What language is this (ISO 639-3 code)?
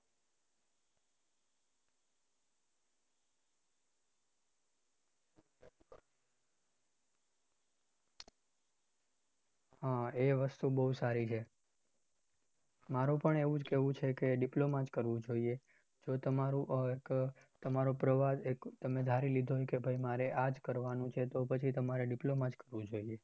guj